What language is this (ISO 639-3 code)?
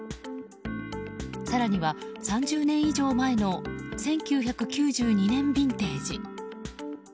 jpn